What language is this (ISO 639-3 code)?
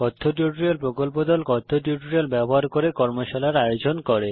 ben